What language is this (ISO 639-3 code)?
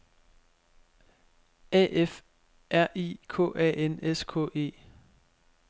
dan